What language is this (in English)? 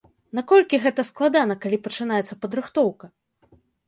Belarusian